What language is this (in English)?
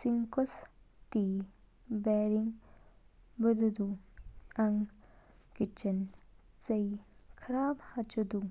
Kinnauri